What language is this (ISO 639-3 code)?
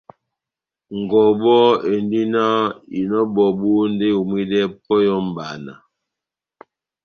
bnm